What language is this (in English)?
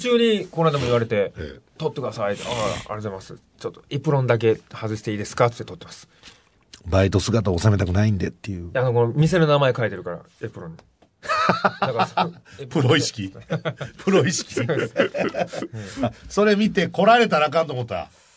Japanese